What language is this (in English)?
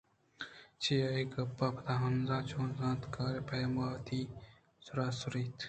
Eastern Balochi